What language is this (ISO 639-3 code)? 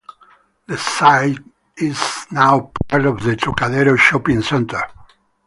eng